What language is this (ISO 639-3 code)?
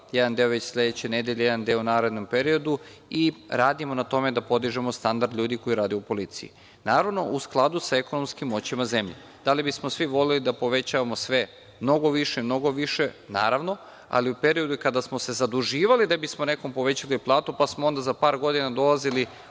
srp